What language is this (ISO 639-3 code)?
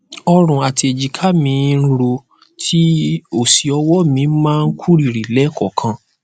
yor